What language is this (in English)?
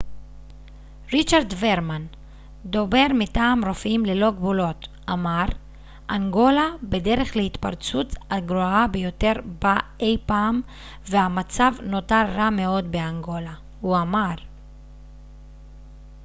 Hebrew